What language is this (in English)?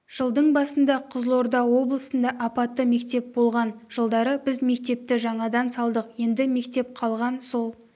Kazakh